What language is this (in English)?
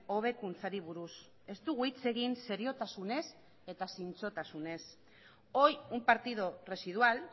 Basque